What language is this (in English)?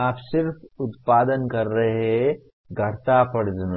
Hindi